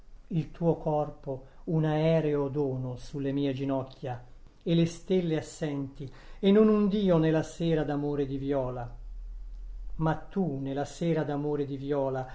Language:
Italian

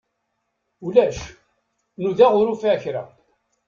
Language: Kabyle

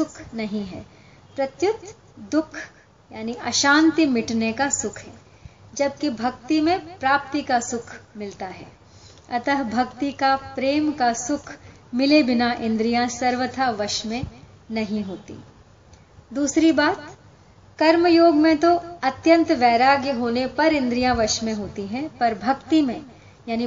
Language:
Hindi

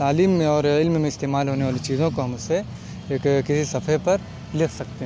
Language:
Urdu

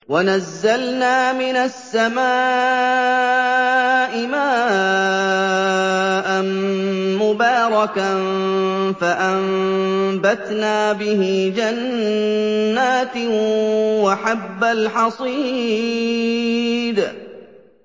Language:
Arabic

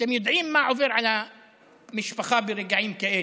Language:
Hebrew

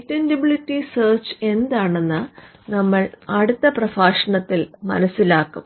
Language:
Malayalam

